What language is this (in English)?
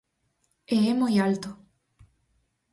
Galician